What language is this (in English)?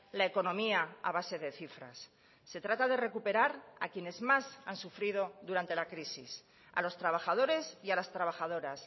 Spanish